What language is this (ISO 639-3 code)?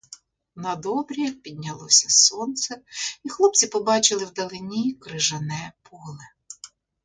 ukr